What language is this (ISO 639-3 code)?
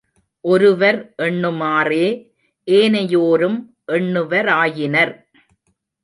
tam